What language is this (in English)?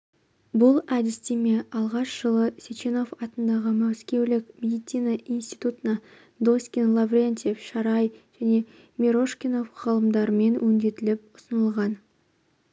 Kazakh